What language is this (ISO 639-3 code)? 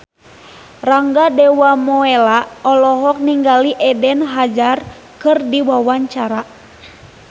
sun